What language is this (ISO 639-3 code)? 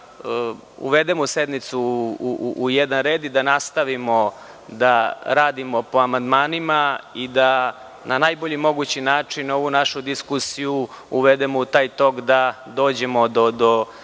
srp